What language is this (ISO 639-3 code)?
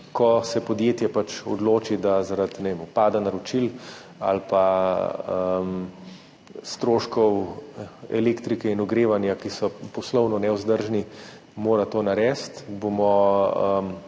slv